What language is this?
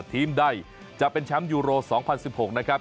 Thai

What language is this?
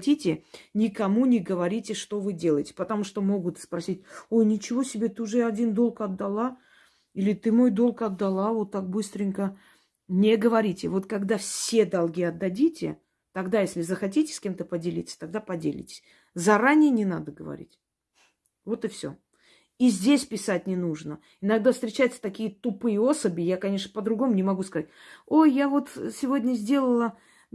Russian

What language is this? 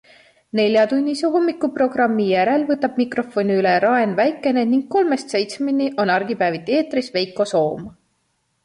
Estonian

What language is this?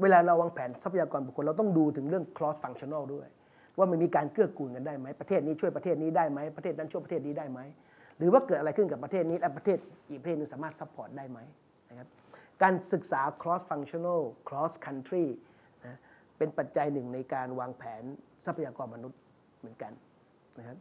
Thai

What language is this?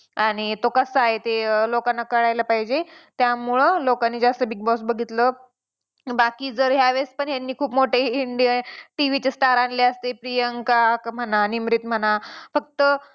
Marathi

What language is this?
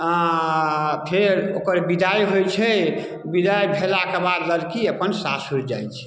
Maithili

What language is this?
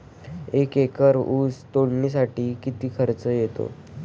Marathi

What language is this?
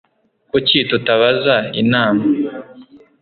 Kinyarwanda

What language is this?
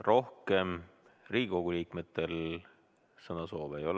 Estonian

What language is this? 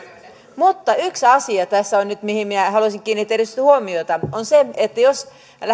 Finnish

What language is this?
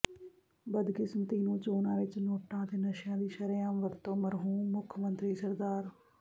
Punjabi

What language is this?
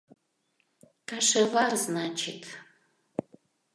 Mari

